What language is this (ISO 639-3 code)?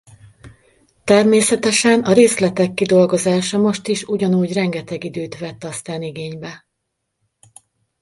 hun